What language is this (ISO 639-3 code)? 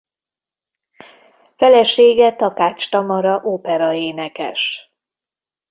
hun